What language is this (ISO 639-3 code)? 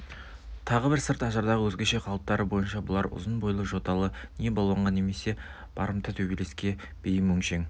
kaz